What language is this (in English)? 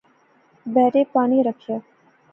Pahari-Potwari